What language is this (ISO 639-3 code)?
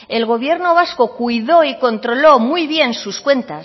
spa